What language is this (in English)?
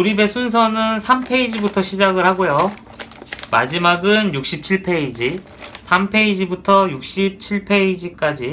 Korean